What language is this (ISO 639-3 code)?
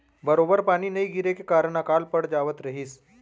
hne